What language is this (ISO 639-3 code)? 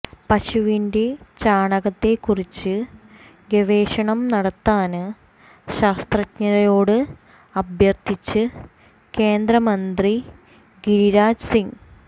mal